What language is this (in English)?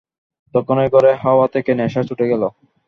Bangla